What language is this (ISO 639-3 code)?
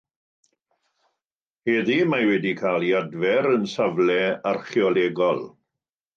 cym